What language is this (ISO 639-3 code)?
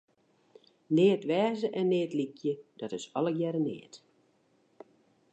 fry